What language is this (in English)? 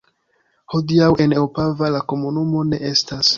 Esperanto